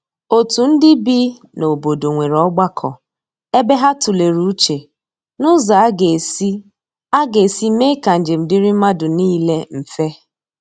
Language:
Igbo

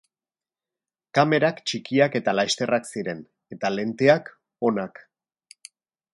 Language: Basque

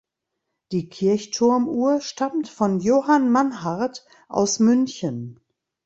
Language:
German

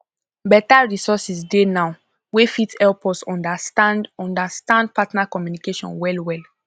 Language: Nigerian Pidgin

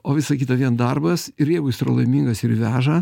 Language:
Lithuanian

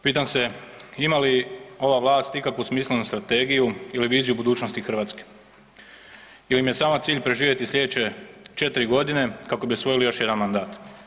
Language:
Croatian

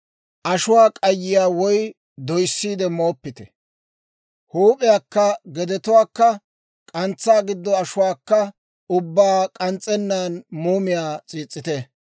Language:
Dawro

